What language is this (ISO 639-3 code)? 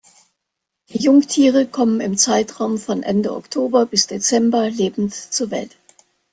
deu